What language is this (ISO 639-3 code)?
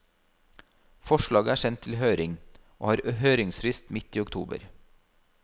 nor